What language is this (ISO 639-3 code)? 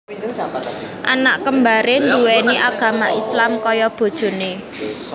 jav